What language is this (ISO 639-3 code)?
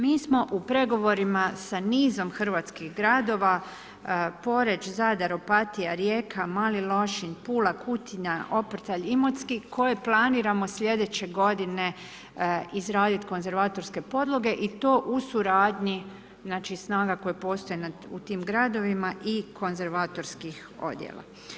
hrv